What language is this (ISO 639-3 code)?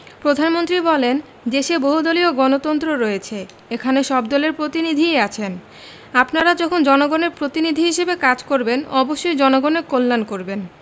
ben